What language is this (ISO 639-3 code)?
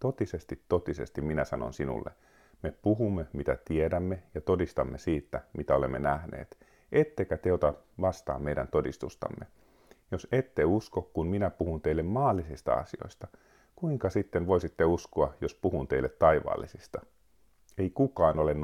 fin